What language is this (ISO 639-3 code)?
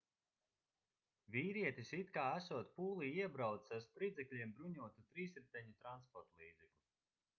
lav